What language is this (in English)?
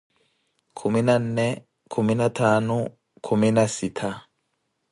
Koti